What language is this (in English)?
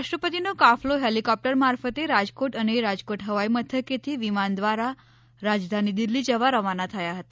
Gujarati